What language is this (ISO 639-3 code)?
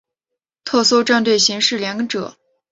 zho